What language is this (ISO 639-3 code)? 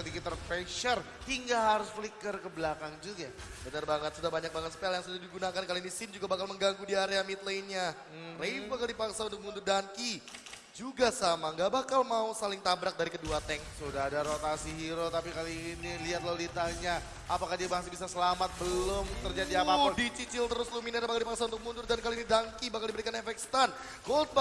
ind